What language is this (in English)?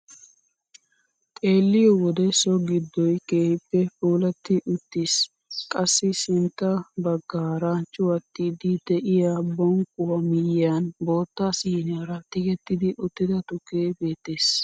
Wolaytta